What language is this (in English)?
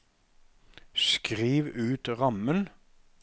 Norwegian